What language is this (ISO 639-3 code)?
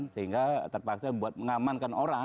ind